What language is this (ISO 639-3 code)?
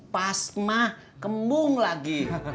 ind